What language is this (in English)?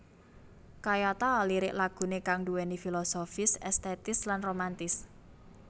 Javanese